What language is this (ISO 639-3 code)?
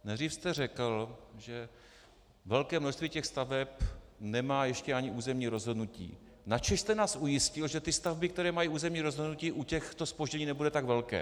ces